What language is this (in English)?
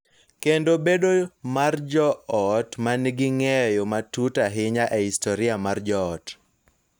Luo (Kenya and Tanzania)